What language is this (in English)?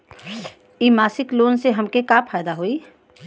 Bhojpuri